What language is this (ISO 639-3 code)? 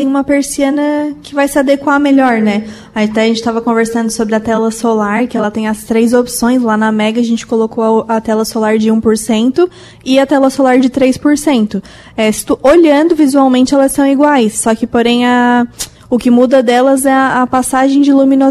por